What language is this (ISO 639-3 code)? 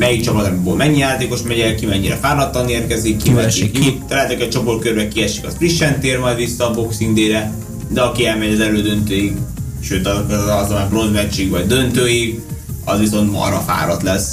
hun